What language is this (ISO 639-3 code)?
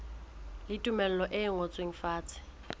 sot